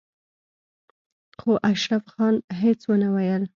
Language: Pashto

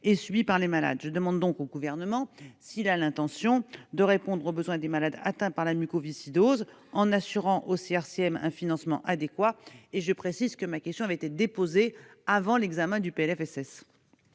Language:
French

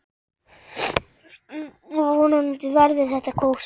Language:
Icelandic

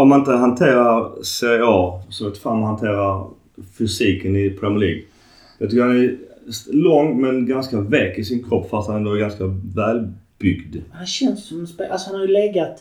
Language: Swedish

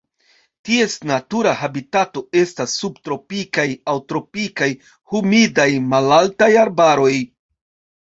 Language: Esperanto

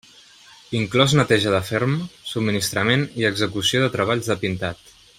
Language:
Catalan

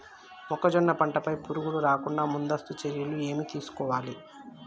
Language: Telugu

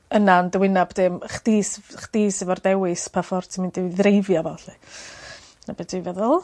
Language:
Welsh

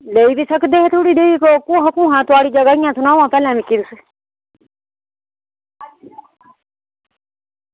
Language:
Dogri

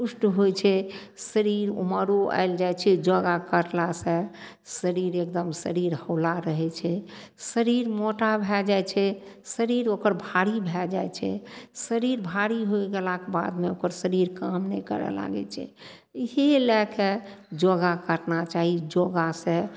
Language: Maithili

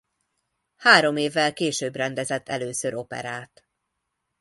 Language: Hungarian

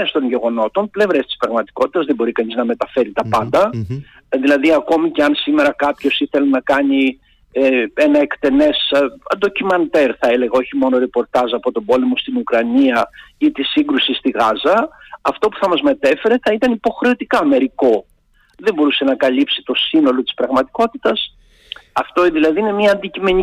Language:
Greek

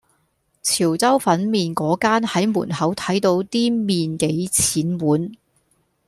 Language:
Cantonese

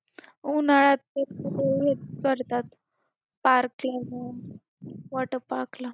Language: Marathi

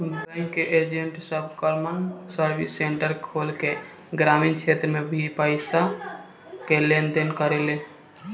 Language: Bhojpuri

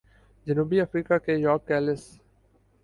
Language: Urdu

